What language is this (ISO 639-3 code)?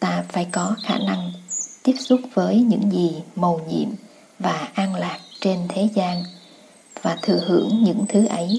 vie